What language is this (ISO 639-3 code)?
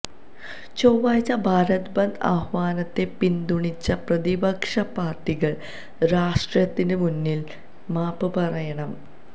mal